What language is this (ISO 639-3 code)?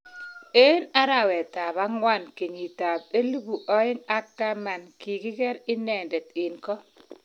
kln